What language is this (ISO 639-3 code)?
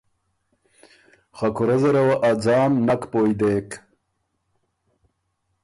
oru